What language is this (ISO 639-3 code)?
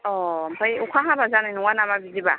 brx